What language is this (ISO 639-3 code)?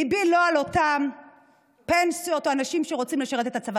heb